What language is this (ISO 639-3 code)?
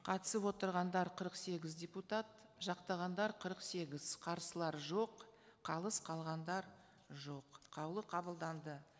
kaz